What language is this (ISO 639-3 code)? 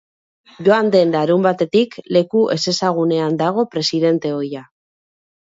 eus